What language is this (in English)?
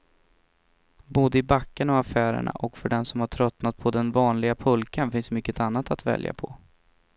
Swedish